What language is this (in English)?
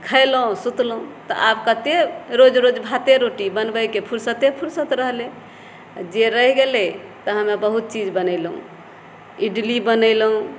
Maithili